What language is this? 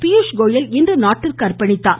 Tamil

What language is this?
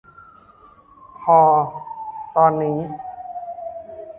Thai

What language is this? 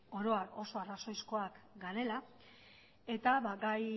Basque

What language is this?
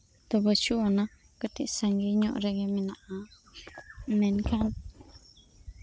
Santali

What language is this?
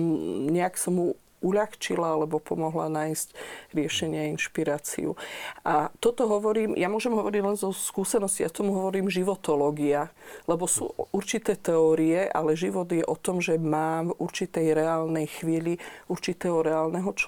Slovak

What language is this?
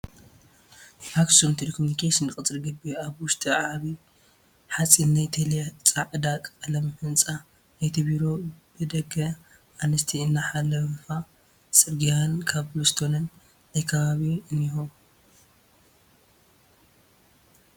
Tigrinya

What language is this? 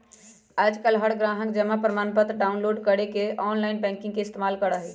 Magahi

